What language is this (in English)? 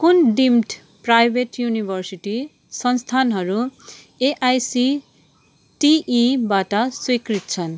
Nepali